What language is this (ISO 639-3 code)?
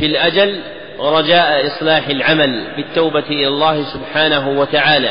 ara